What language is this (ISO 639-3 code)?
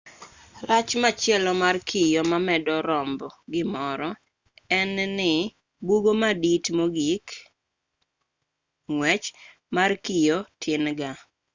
luo